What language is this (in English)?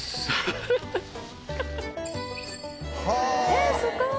Japanese